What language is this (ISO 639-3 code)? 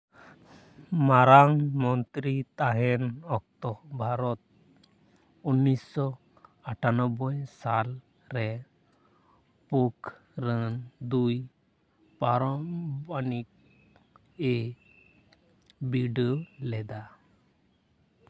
sat